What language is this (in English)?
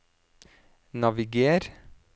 Norwegian